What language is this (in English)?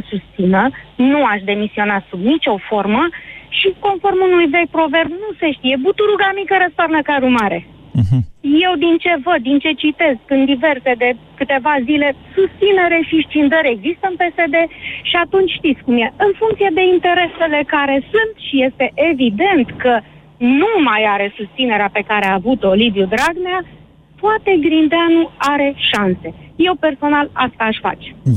Romanian